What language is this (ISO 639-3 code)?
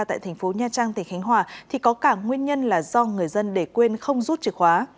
vie